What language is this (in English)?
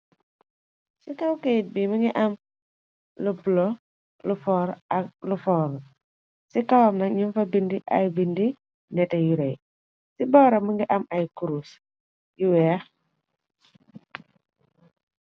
Wolof